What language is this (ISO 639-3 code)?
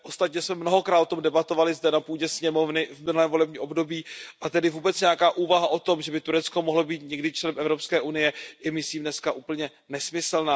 ces